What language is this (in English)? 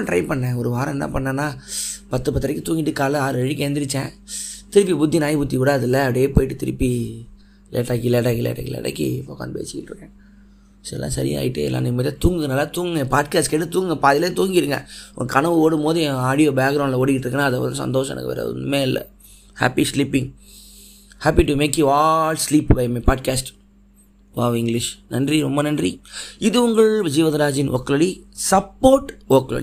Tamil